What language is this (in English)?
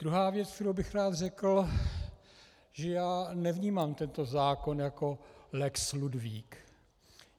Czech